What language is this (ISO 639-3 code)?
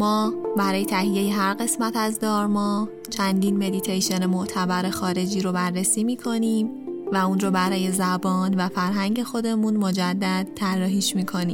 fas